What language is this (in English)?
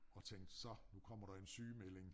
Danish